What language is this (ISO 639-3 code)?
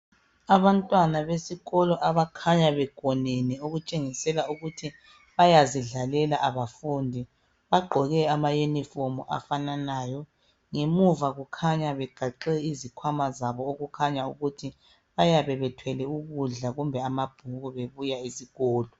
nde